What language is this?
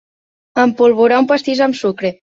Catalan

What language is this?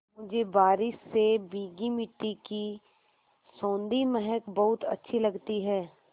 Hindi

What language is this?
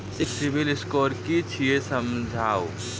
Maithili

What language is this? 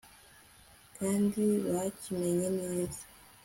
Kinyarwanda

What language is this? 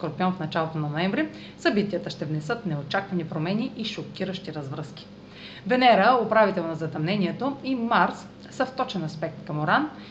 Bulgarian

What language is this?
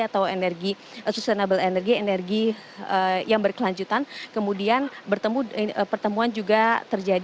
Indonesian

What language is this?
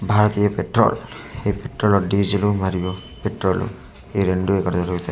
Telugu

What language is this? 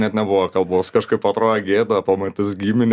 Lithuanian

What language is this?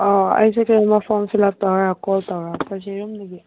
Manipuri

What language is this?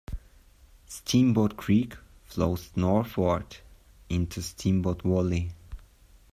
English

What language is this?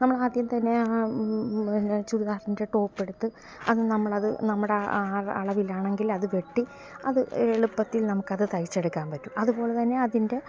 Malayalam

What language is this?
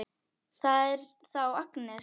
Icelandic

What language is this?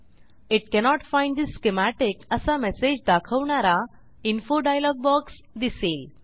Marathi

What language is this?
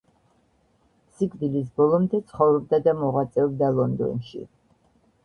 Georgian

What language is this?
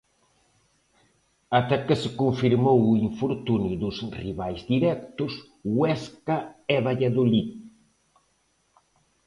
Galician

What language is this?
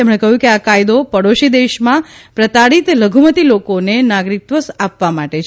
Gujarati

